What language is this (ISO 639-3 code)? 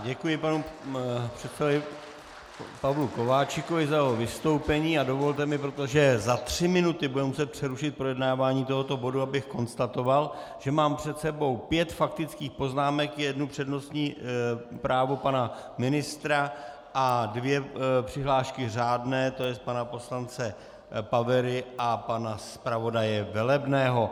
ces